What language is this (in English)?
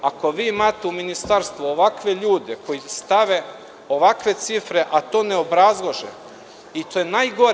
Serbian